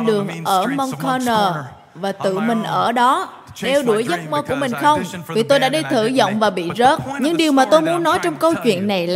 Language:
Vietnamese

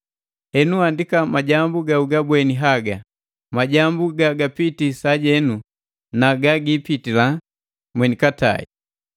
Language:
Matengo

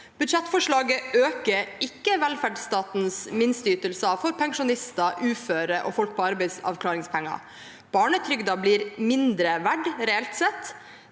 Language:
Norwegian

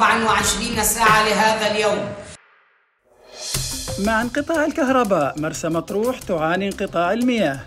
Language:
Arabic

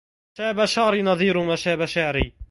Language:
Arabic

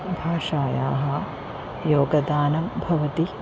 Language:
Sanskrit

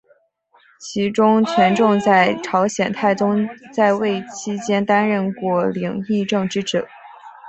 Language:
Chinese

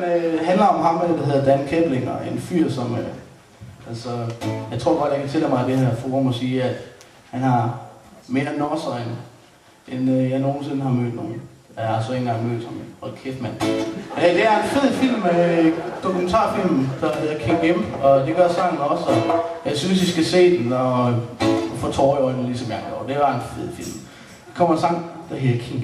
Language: Danish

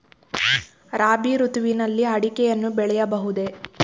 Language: Kannada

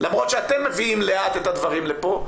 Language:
Hebrew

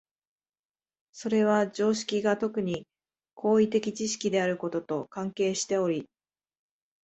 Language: Japanese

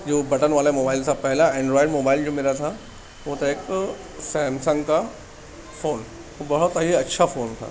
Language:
Urdu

